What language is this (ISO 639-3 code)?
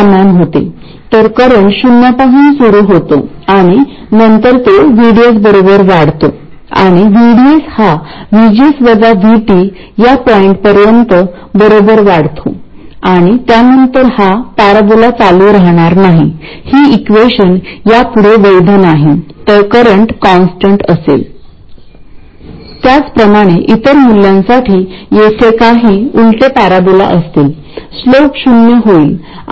mar